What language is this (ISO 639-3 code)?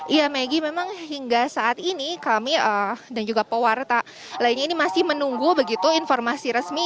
ind